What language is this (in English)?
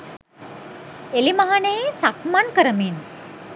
Sinhala